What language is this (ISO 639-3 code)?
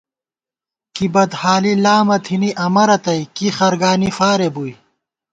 gwt